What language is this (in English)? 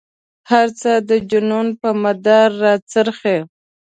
Pashto